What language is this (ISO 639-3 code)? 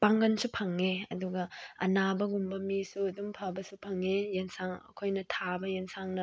mni